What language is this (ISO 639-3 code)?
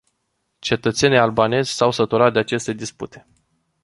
ron